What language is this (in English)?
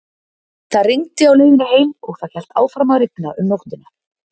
Icelandic